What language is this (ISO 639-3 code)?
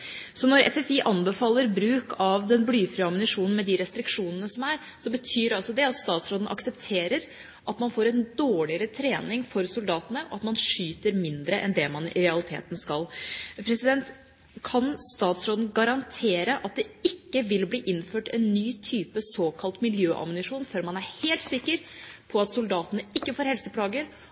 nob